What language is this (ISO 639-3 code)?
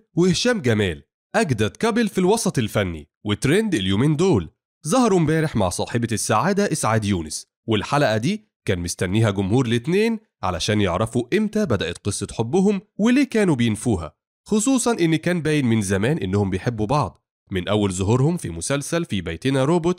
ara